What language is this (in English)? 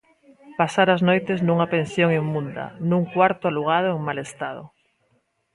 Galician